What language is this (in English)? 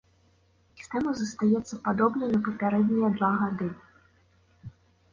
Belarusian